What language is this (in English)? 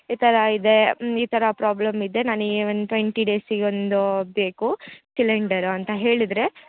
Kannada